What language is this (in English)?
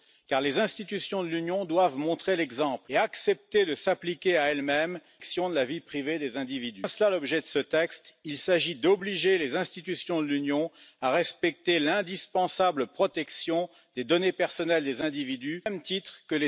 Czech